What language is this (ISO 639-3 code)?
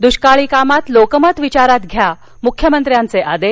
mar